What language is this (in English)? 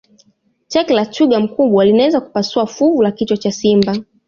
Swahili